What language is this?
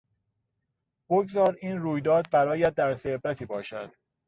Persian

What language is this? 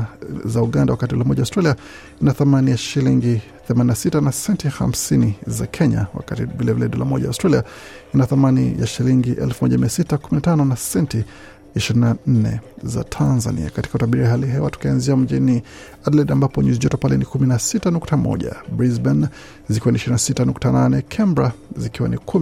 Swahili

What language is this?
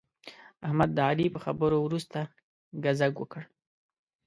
Pashto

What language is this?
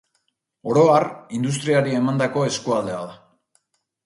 Basque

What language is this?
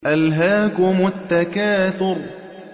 Arabic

